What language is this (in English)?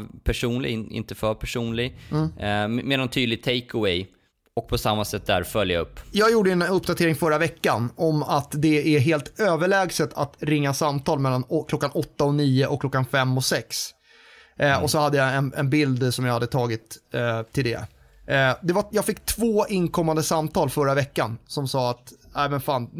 Swedish